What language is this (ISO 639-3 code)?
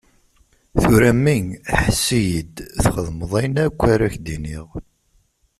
kab